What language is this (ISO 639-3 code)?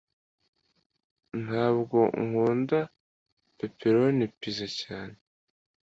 kin